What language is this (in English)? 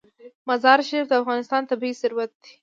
Pashto